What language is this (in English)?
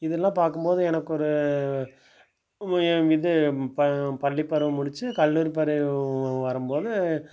Tamil